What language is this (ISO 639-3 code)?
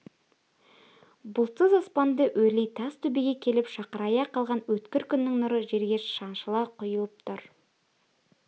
kaz